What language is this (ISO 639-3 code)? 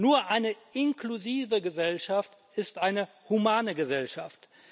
deu